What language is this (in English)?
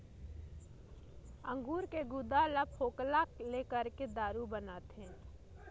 Chhattisgarhi